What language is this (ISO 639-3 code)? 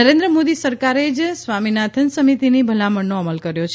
guj